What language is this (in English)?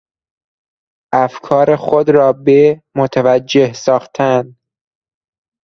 Persian